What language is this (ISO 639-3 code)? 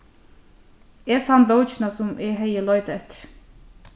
fao